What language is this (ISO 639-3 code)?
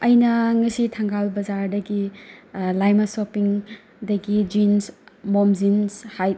mni